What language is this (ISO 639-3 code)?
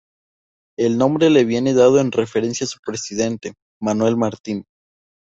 spa